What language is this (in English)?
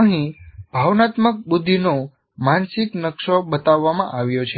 Gujarati